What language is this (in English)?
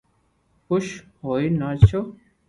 Loarki